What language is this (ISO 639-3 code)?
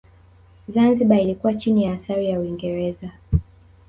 swa